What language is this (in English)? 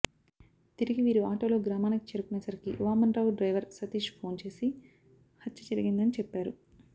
Telugu